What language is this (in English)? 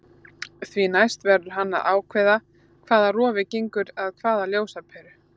Icelandic